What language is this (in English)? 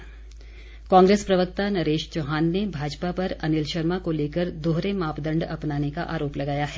Hindi